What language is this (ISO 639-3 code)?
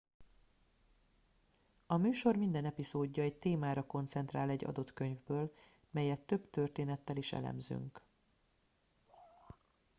hun